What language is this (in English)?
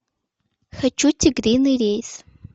Russian